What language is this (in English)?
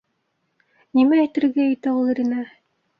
Bashkir